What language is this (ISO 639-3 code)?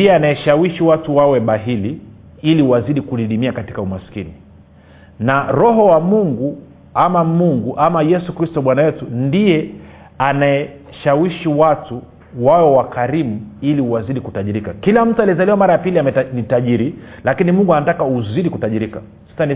swa